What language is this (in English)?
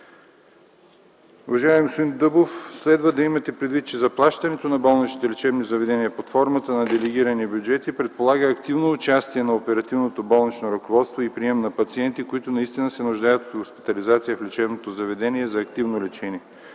Bulgarian